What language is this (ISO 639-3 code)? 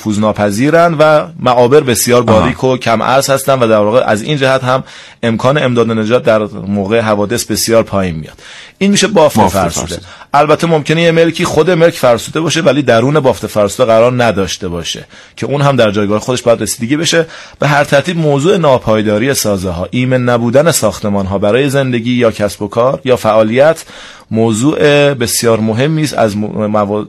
fas